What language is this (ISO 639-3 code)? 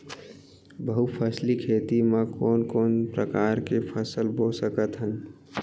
hne